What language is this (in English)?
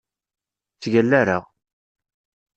Kabyle